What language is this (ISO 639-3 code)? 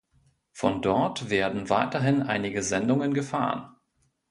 deu